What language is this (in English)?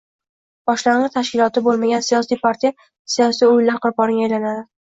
Uzbek